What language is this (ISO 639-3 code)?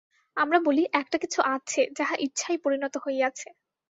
ben